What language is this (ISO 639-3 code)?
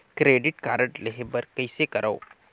hne